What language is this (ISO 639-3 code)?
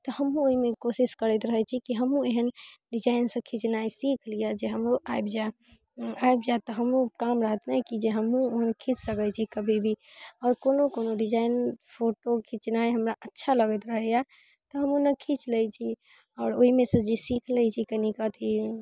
mai